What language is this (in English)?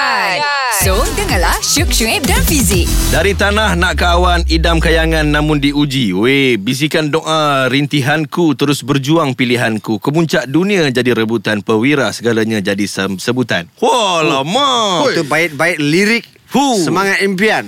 Malay